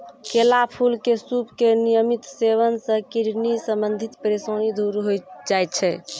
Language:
Maithili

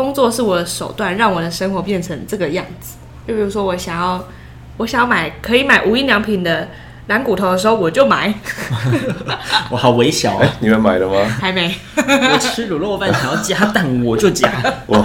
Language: Chinese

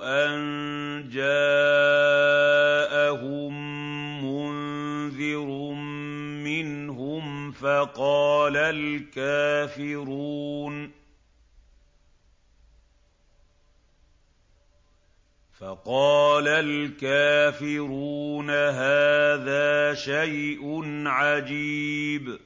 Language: Arabic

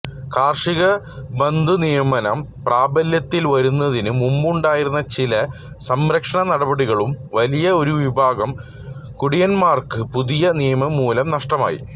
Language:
Malayalam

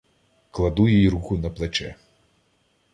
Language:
Ukrainian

